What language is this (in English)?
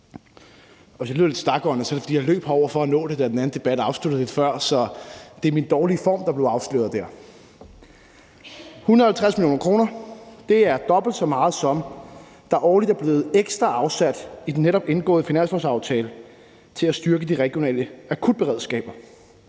Danish